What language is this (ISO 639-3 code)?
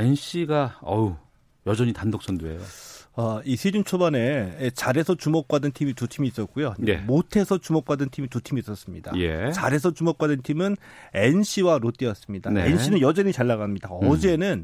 kor